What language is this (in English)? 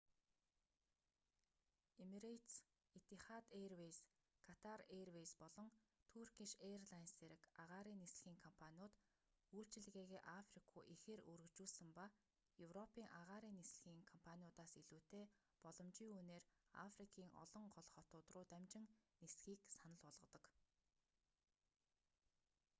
Mongolian